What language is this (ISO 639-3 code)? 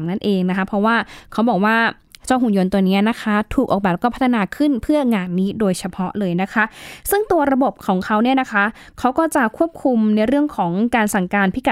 tha